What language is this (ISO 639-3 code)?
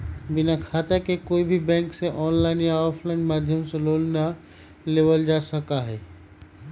mag